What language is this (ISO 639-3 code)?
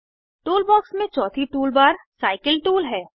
hin